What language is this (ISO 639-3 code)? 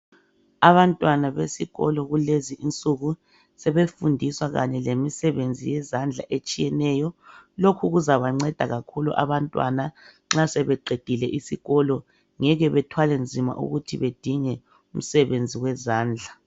nde